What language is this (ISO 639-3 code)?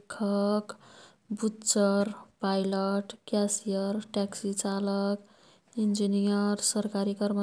tkt